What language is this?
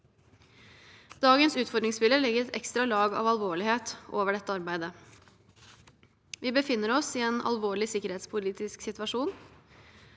Norwegian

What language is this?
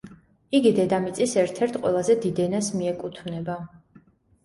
Georgian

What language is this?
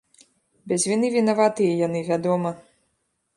Belarusian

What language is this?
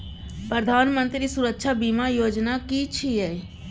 Maithili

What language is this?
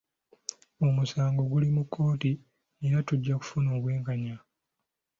Ganda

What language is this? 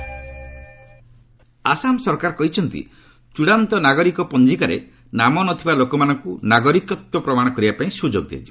Odia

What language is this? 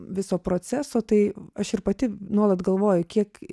Lithuanian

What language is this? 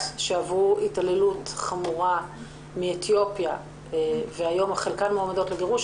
Hebrew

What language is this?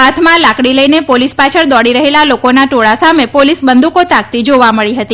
Gujarati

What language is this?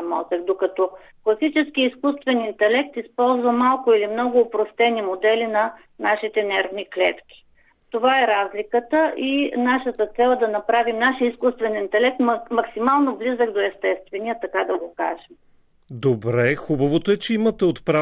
Bulgarian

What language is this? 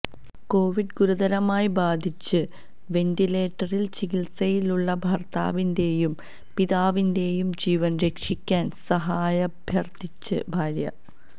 Malayalam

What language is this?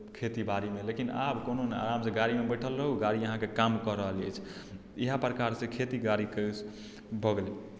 Maithili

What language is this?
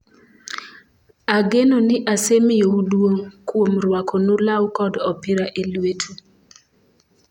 Luo (Kenya and Tanzania)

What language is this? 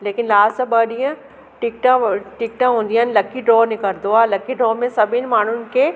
Sindhi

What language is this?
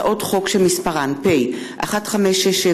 Hebrew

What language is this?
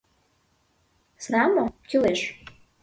Mari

